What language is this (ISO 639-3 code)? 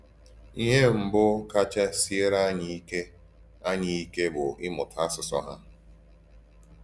ibo